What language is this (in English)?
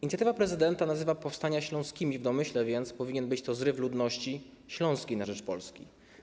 Polish